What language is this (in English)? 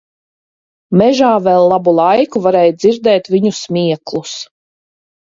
Latvian